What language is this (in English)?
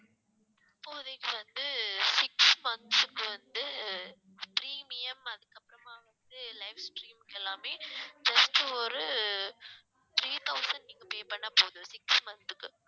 Tamil